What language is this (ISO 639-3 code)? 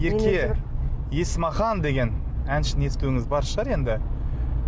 kaz